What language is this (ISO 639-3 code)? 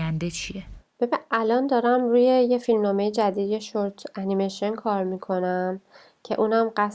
fas